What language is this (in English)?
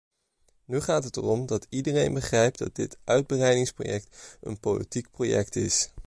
Dutch